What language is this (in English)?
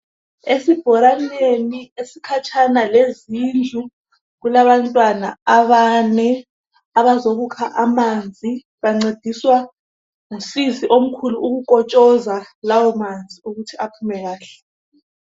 North Ndebele